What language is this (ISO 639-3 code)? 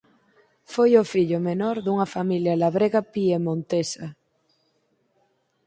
glg